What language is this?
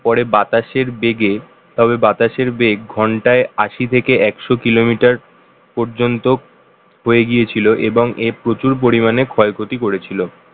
Bangla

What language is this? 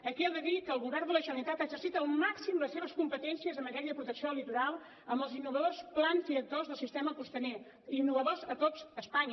Catalan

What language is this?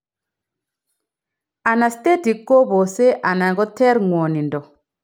Kalenjin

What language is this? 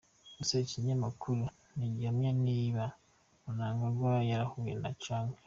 Kinyarwanda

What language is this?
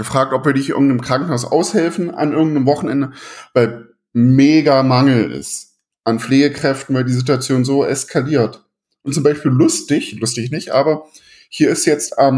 German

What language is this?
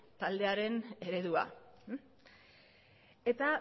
Basque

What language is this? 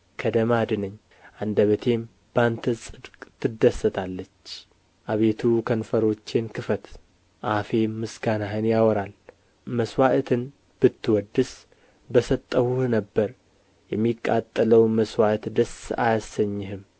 Amharic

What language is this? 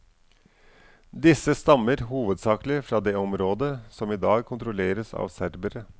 Norwegian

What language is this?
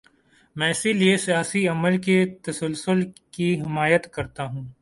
Urdu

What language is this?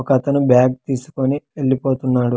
Telugu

